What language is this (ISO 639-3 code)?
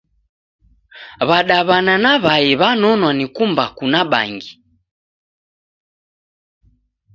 dav